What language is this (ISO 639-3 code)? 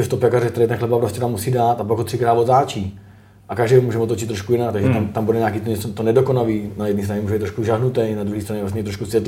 ces